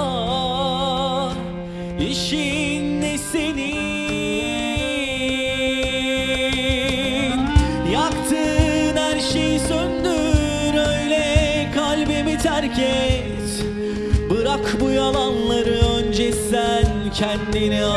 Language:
Turkish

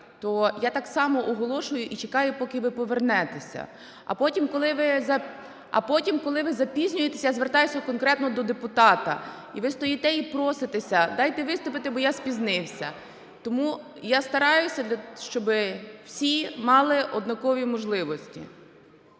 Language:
Ukrainian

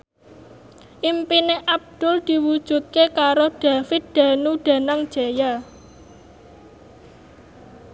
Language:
Javanese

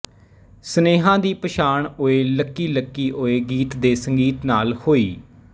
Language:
Punjabi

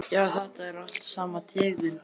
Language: Icelandic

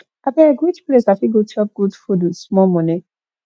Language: Nigerian Pidgin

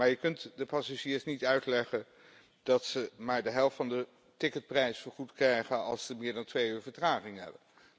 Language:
Dutch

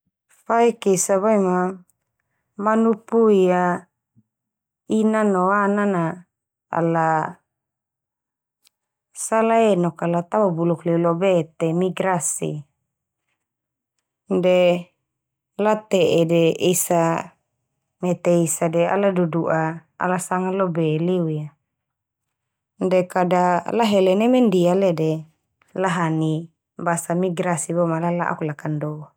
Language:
Termanu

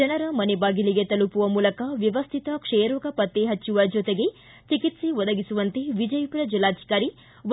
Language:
Kannada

